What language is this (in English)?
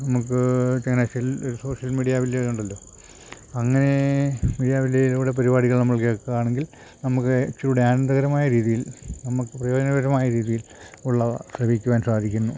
Malayalam